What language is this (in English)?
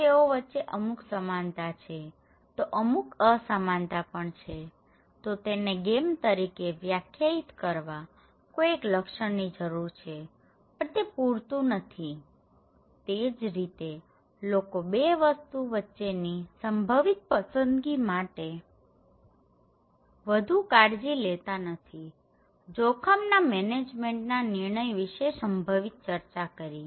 Gujarati